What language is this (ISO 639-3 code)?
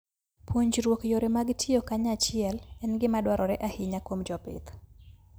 luo